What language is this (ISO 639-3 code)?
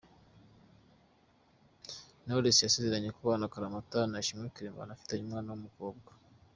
kin